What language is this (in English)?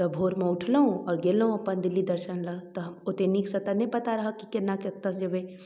Maithili